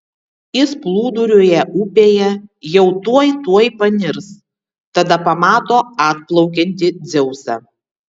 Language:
Lithuanian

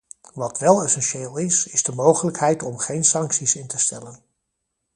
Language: Dutch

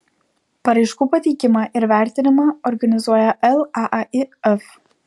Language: Lithuanian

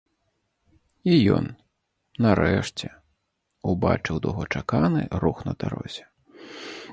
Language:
Belarusian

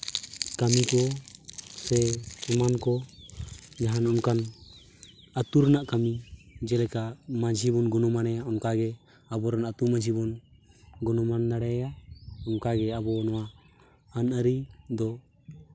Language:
Santali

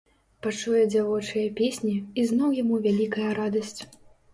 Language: Belarusian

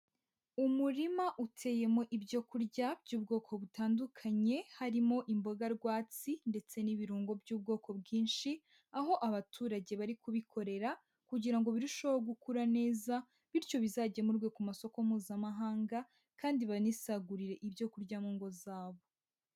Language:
Kinyarwanda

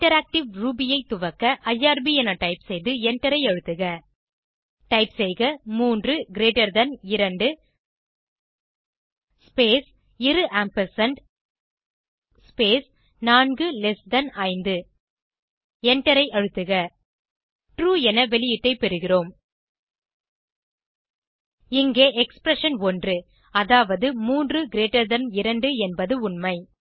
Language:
Tamil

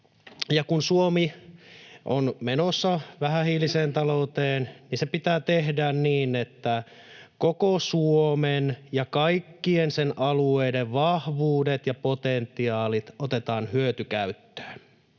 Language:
Finnish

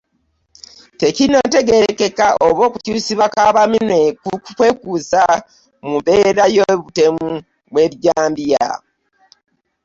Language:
Ganda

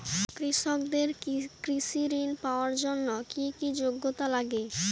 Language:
Bangla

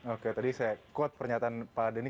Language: Indonesian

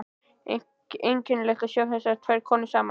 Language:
Icelandic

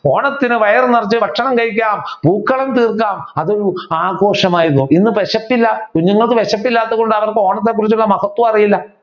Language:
Malayalam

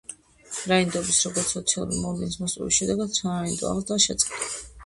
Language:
Georgian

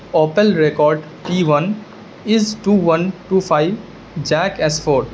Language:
Urdu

